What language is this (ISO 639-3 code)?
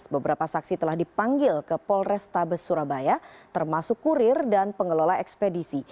ind